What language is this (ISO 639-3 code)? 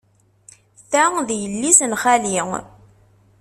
kab